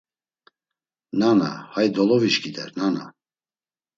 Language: Laz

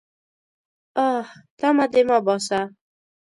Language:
Pashto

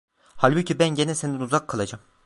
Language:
Turkish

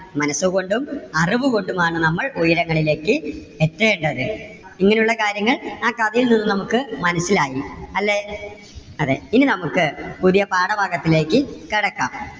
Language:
Malayalam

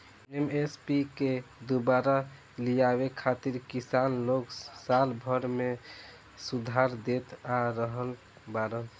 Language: Bhojpuri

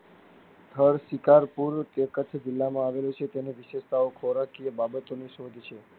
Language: Gujarati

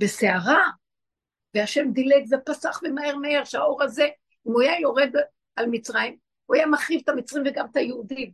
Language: Hebrew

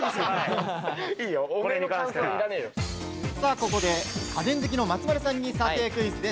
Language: Japanese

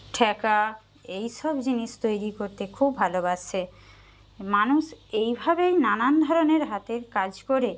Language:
Bangla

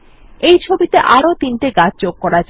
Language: Bangla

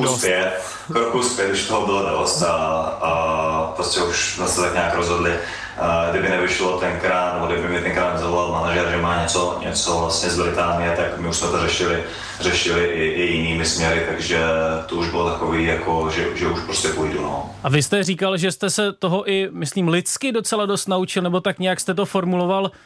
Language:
Czech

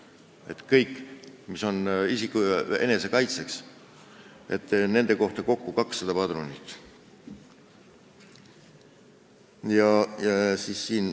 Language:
Estonian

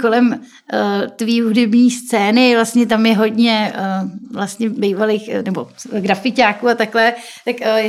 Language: Czech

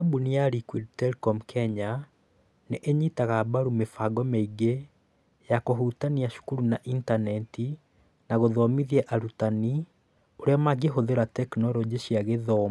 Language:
Kikuyu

